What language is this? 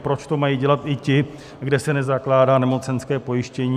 Czech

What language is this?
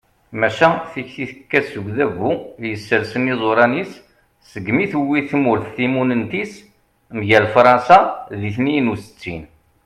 Kabyle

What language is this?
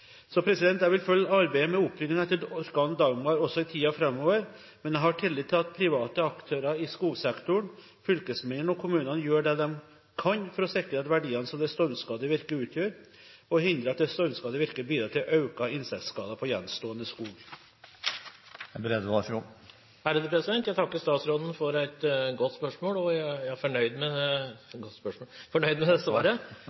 Norwegian Bokmål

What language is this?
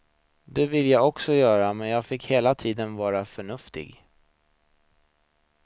Swedish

